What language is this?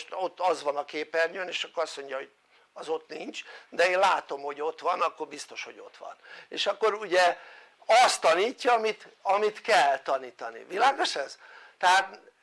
Hungarian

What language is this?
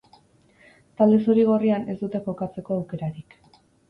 Basque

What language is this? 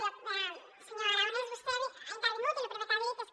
Catalan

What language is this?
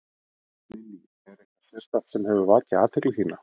Icelandic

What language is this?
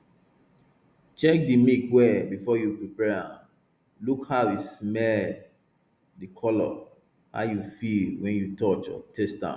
Nigerian Pidgin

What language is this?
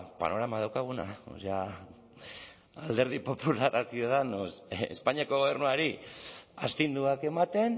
Basque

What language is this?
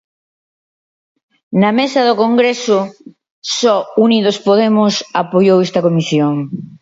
Galician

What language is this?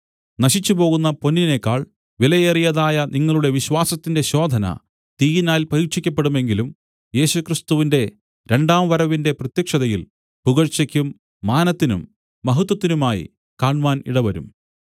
Malayalam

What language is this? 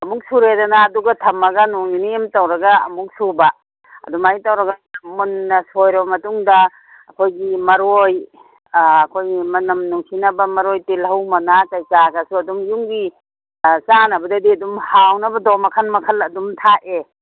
Manipuri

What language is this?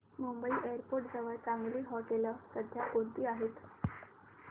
Marathi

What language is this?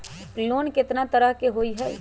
Magahi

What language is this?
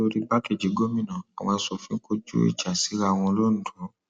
Yoruba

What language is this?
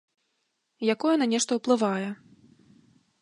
Belarusian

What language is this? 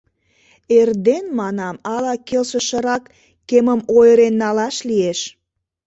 Mari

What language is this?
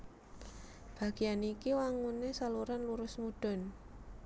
Javanese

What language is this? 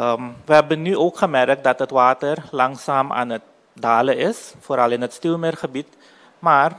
Dutch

